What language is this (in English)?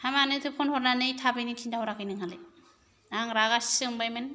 Bodo